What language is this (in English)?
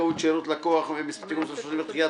Hebrew